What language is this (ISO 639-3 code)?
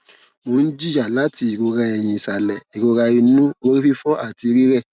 yor